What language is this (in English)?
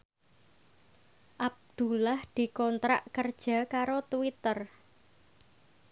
Javanese